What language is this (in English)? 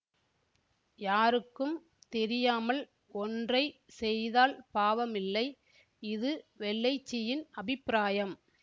Tamil